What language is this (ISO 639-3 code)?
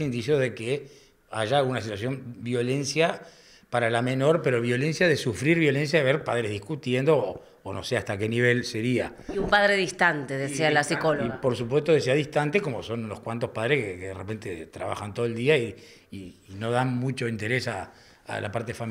spa